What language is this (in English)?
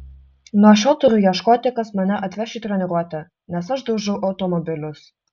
Lithuanian